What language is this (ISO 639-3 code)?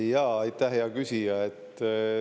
est